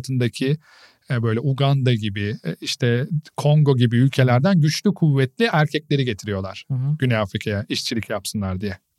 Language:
Turkish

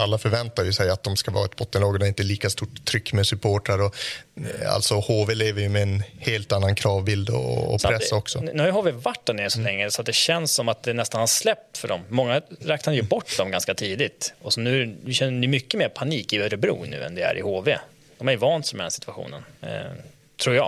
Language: Swedish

